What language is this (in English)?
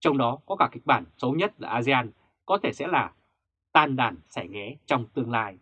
Vietnamese